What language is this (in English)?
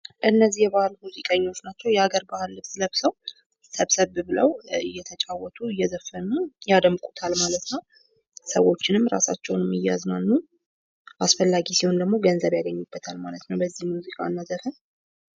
Amharic